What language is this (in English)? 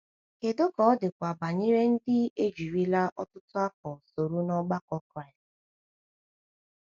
Igbo